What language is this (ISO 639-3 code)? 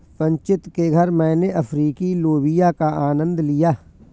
hin